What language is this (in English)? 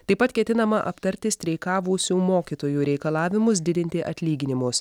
Lithuanian